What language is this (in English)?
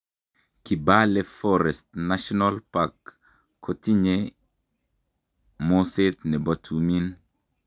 Kalenjin